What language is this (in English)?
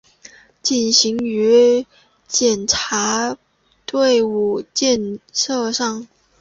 Chinese